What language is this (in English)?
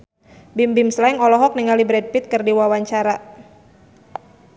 Sundanese